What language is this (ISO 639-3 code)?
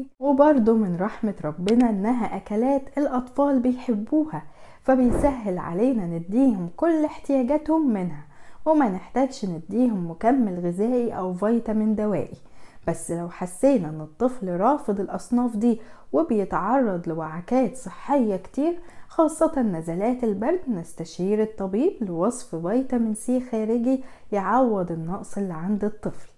ara